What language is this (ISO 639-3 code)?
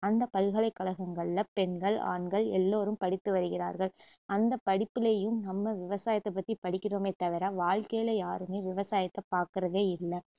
tam